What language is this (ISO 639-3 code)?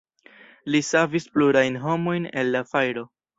epo